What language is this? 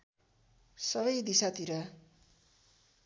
Nepali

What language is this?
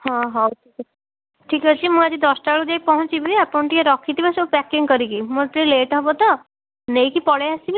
Odia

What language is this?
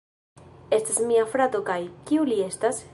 Esperanto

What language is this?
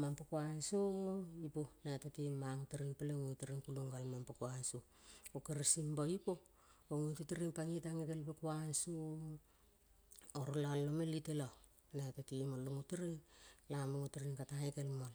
Kol (Papua New Guinea)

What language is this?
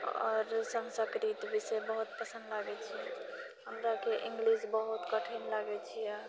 Maithili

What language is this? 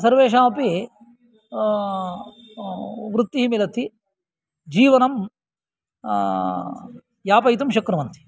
Sanskrit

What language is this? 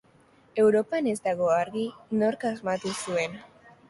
Basque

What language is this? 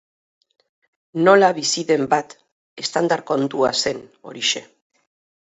Basque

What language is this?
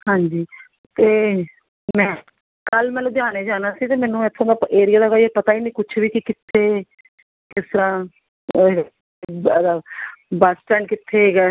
Punjabi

